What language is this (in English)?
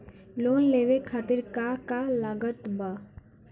Bhojpuri